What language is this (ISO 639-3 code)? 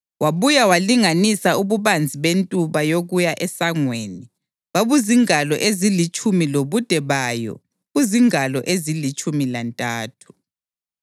nde